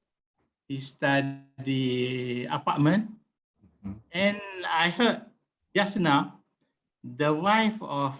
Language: English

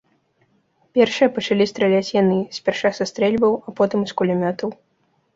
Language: Belarusian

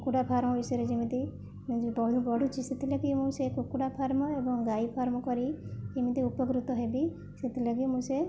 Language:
Odia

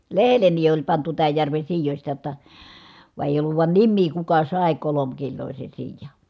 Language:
Finnish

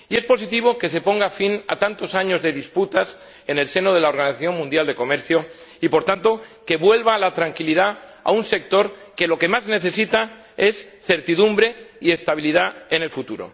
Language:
Spanish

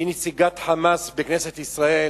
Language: Hebrew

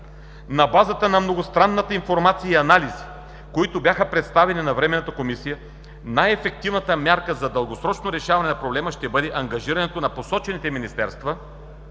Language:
Bulgarian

